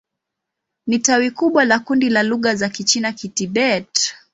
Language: Swahili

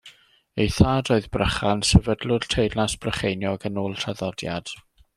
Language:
Welsh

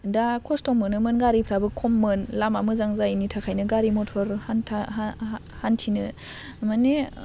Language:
Bodo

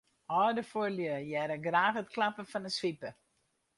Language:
Western Frisian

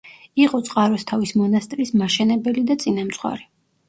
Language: Georgian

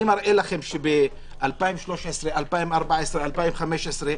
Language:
Hebrew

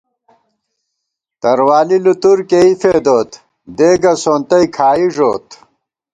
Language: Gawar-Bati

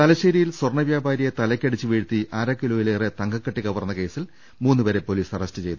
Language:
Malayalam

